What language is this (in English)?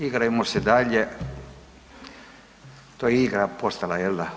Croatian